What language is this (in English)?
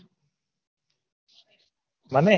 Gujarati